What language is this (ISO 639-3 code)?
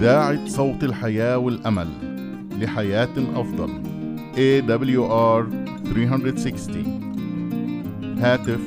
ara